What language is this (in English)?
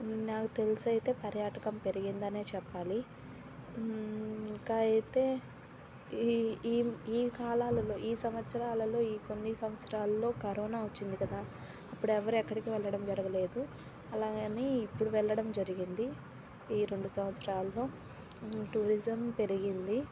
Telugu